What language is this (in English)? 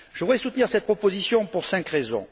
French